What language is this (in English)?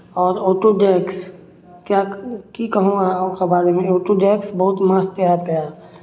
Maithili